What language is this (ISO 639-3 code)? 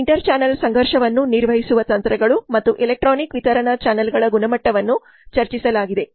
kan